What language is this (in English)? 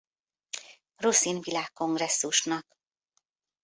Hungarian